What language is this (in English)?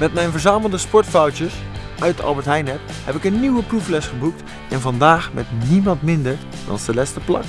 Dutch